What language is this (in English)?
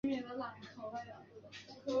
Chinese